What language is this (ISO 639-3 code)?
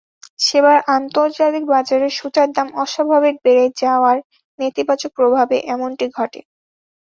ben